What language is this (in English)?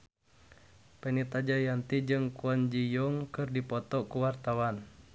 Sundanese